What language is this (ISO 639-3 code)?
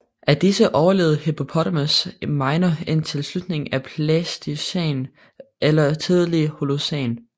dan